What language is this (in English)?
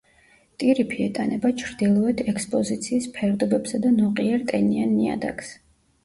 Georgian